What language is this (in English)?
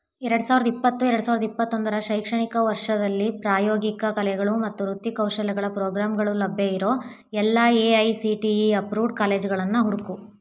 Kannada